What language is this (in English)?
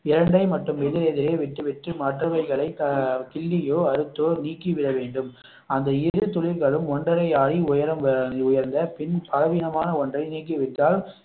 Tamil